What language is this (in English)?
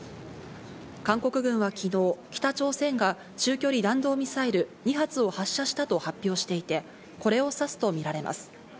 Japanese